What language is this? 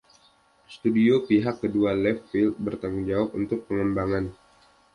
Indonesian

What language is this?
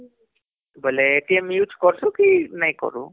Odia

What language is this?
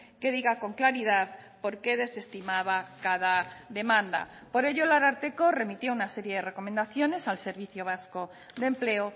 Spanish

